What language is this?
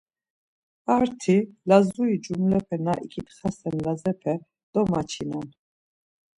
Laz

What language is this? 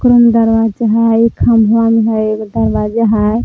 Magahi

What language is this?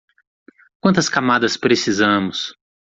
Portuguese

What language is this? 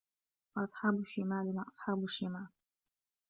Arabic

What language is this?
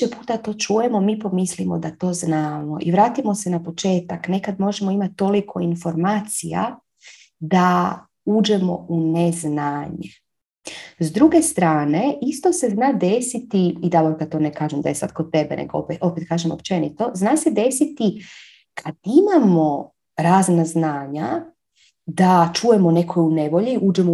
Croatian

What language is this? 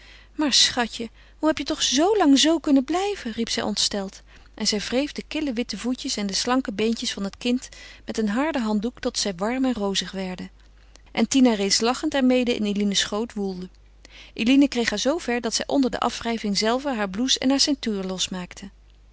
Dutch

